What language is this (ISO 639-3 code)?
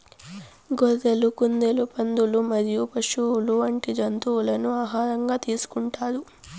tel